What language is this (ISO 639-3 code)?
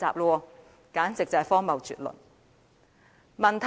yue